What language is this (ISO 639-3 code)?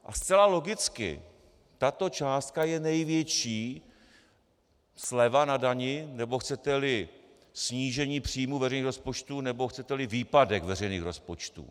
ces